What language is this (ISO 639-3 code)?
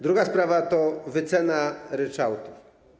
pol